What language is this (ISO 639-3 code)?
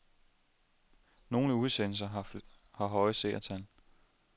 dan